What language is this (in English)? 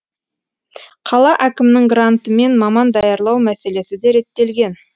Kazakh